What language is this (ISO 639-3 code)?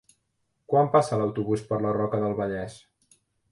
cat